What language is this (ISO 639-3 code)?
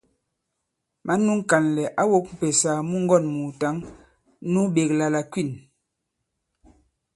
abb